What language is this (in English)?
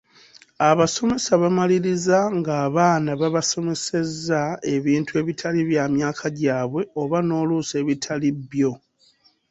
Ganda